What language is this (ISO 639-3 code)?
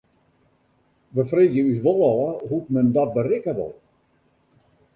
fry